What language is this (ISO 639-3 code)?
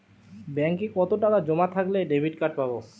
ben